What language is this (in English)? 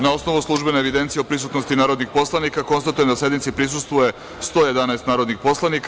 Serbian